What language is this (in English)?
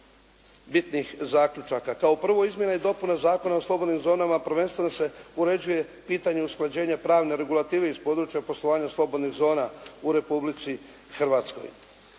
Croatian